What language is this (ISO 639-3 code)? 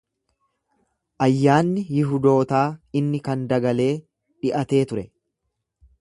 orm